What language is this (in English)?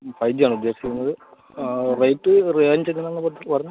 Malayalam